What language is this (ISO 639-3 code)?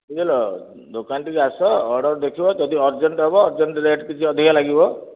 ori